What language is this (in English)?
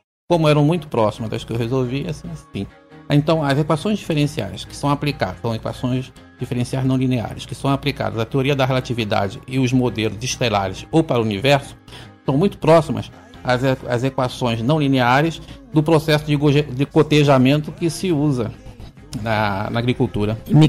Portuguese